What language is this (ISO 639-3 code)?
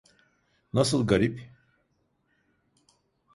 tur